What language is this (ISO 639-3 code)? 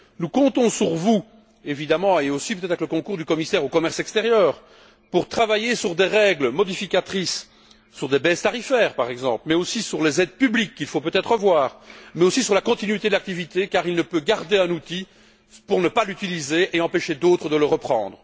fra